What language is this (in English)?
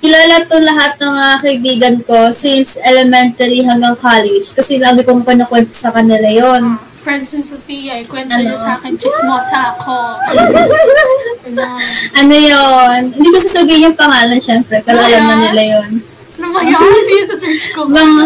Filipino